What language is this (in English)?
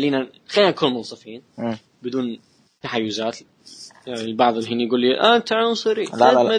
Arabic